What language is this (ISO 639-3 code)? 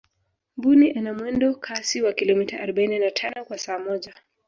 swa